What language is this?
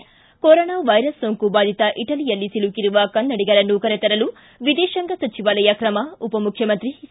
Kannada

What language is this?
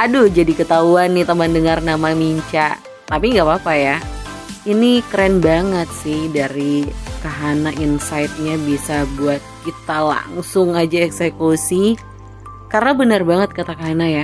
Indonesian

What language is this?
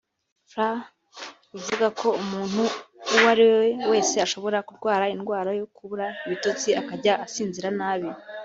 Kinyarwanda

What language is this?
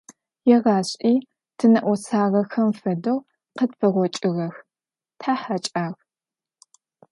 Adyghe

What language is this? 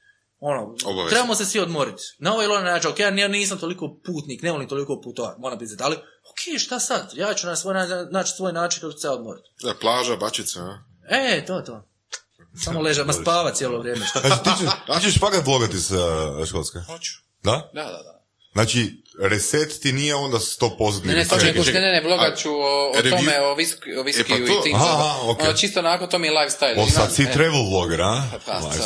Croatian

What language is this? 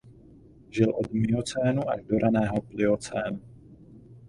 Czech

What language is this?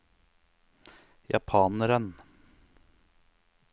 Norwegian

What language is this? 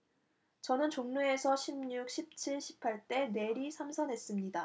Korean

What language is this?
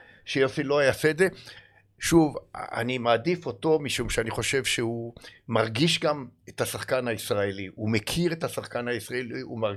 Hebrew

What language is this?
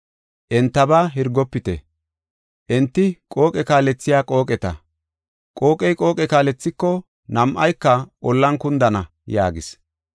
Gofa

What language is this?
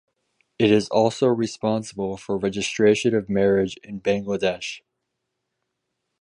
English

